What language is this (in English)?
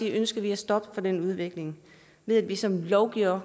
Danish